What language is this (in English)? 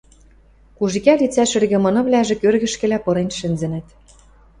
Western Mari